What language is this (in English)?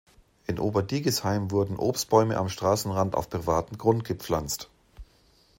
German